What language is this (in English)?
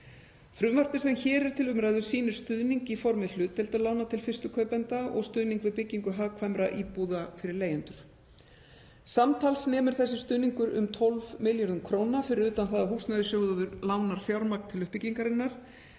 Icelandic